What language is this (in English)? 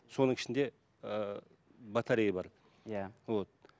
Kazakh